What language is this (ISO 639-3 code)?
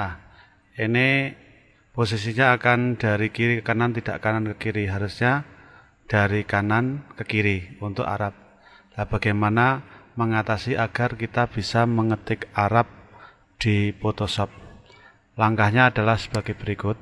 ind